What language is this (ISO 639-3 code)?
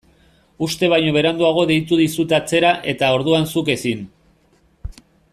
eus